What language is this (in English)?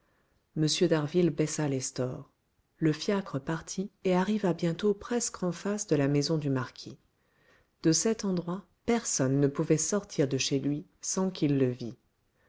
French